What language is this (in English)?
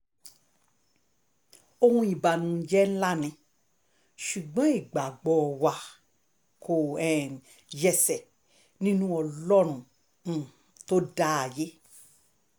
Yoruba